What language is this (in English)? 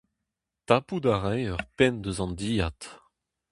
Breton